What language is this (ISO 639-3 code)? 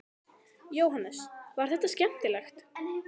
isl